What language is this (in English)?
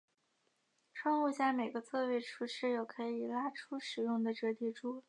Chinese